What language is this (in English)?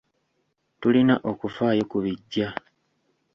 Ganda